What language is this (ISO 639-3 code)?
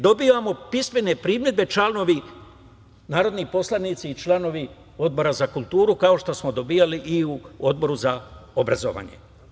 srp